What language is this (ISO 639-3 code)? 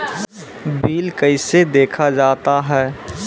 mai